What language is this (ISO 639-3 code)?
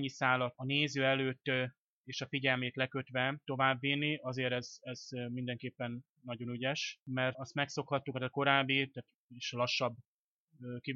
hun